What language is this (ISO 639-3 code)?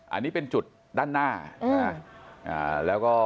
tha